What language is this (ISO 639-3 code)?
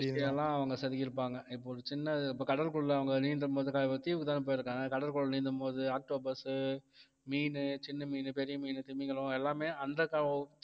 tam